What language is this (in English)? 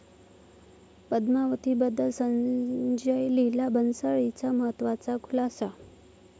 Marathi